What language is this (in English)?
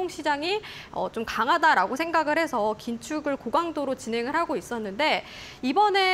Korean